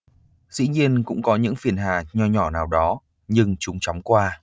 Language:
Vietnamese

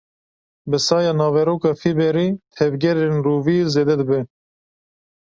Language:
Kurdish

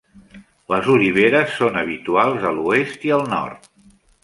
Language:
Catalan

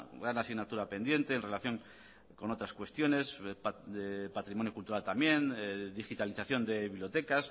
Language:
Spanish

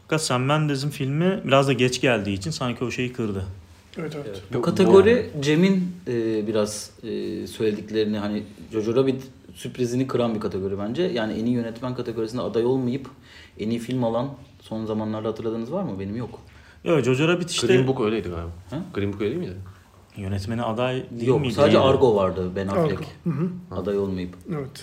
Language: Turkish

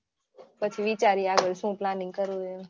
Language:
Gujarati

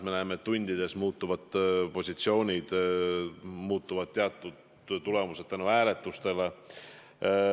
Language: Estonian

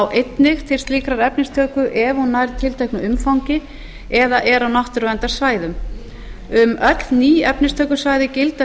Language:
Icelandic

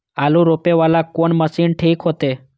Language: Maithili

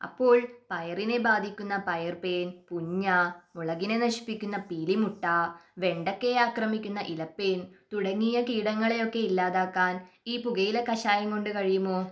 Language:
Malayalam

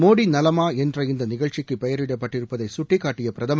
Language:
Tamil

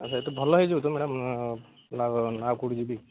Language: Odia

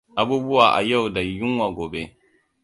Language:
Hausa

